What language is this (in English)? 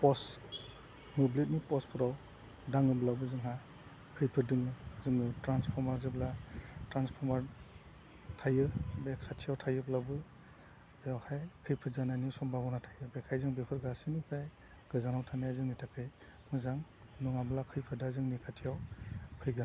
Bodo